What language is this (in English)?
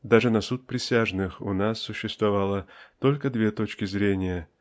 Russian